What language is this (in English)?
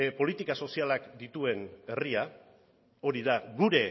Basque